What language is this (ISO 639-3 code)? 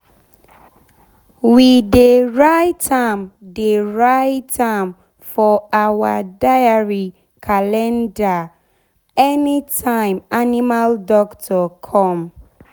pcm